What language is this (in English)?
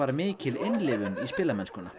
Icelandic